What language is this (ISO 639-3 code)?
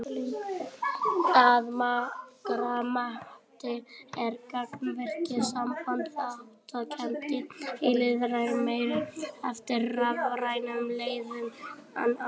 isl